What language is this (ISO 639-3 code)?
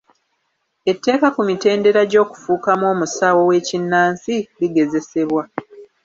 lug